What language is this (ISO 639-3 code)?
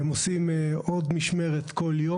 heb